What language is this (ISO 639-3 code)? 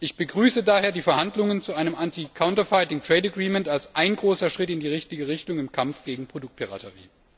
deu